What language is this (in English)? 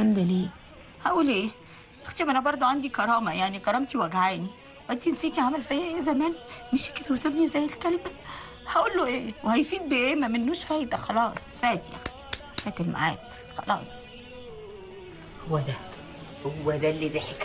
Arabic